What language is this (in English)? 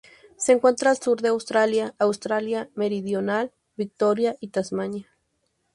Spanish